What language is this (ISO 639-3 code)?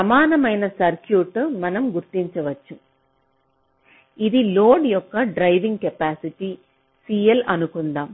tel